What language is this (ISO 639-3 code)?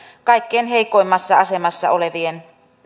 fin